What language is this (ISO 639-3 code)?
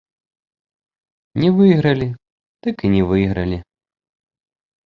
bel